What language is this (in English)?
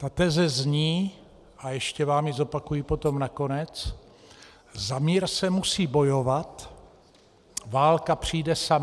Czech